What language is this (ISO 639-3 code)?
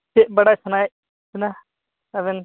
sat